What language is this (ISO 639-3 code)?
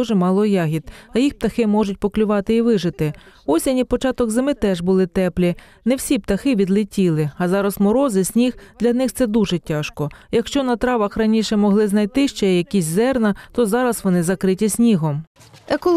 ukr